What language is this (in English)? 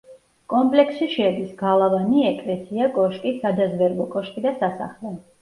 Georgian